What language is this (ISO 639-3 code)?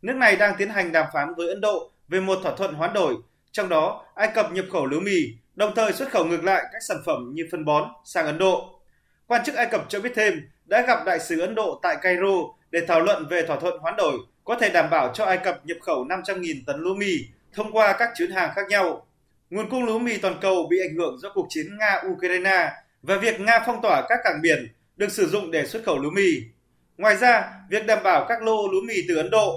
vie